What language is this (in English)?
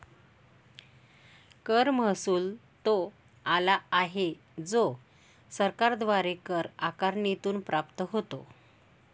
Marathi